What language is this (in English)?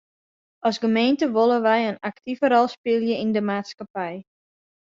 Western Frisian